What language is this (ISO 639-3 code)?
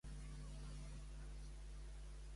cat